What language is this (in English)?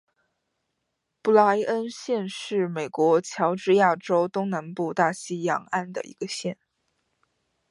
Chinese